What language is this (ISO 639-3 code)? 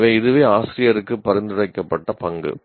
tam